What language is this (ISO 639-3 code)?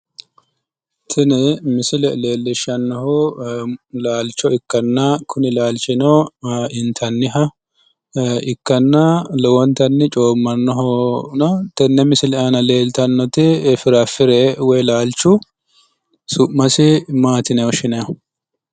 sid